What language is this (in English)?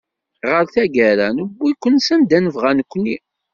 Kabyle